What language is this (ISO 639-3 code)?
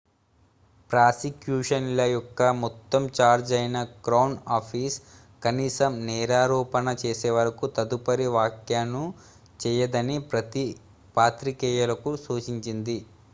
tel